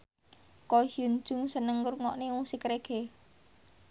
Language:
Javanese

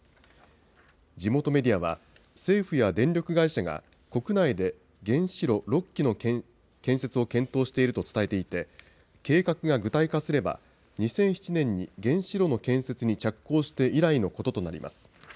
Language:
Japanese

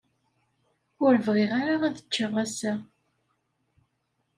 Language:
Kabyle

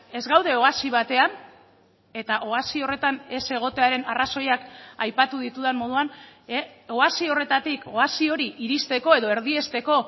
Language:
Basque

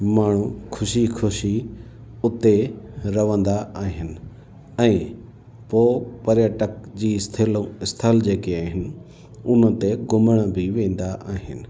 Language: Sindhi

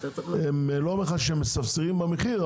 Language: Hebrew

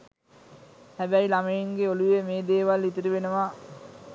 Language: Sinhala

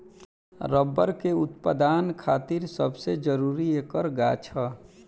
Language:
Bhojpuri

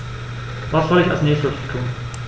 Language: German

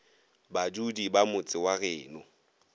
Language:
Northern Sotho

